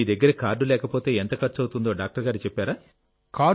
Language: Telugu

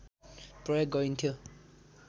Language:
Nepali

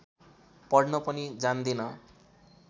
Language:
Nepali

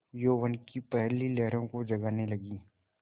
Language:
Hindi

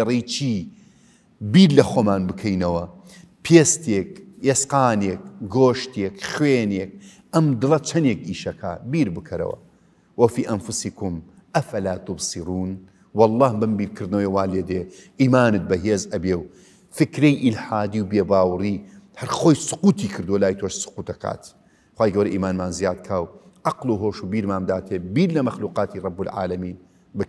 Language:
Arabic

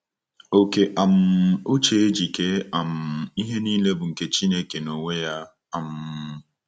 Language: Igbo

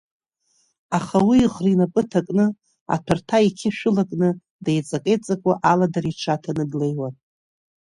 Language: Abkhazian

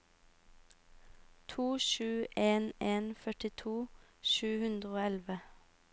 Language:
Norwegian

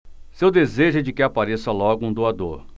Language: Portuguese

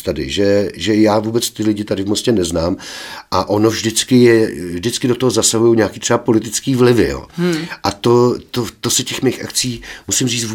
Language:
Czech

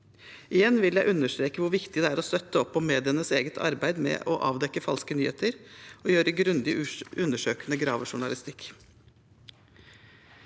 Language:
Norwegian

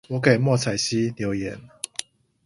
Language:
Chinese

